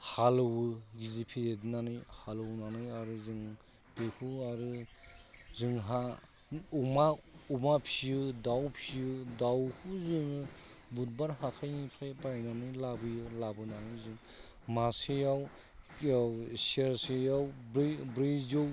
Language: Bodo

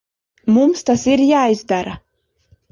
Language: Latvian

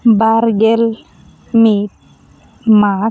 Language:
Santali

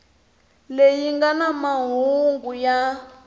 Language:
Tsonga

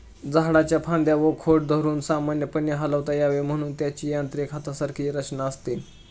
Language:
Marathi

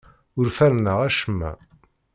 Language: Kabyle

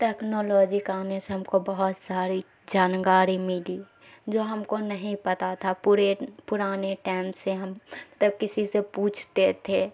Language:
Urdu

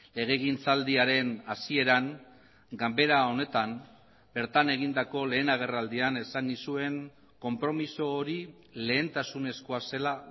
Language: Basque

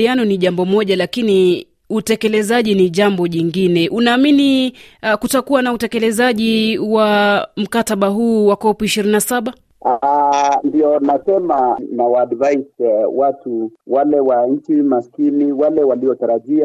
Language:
Swahili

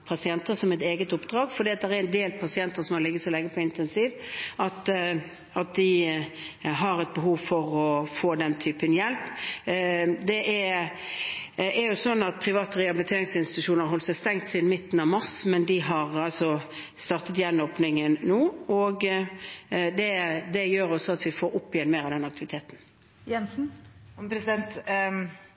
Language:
Norwegian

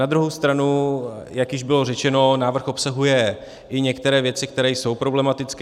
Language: Czech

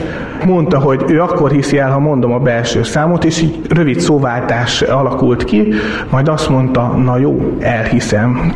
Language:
Hungarian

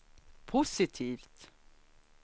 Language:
Swedish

